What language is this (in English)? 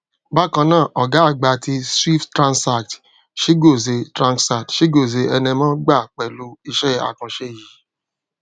Yoruba